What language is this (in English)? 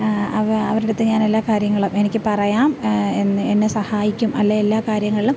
Malayalam